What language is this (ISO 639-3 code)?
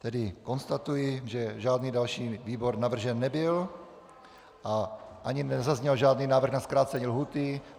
ces